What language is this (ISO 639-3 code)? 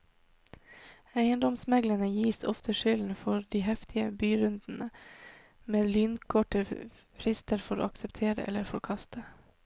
nor